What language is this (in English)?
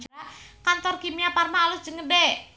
Sundanese